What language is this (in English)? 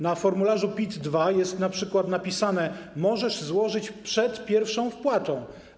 Polish